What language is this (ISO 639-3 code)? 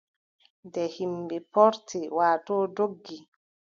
fub